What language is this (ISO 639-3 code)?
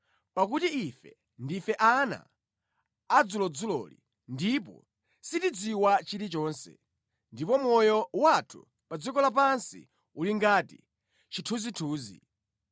nya